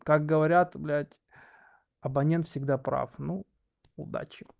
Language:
Russian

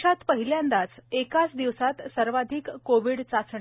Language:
Marathi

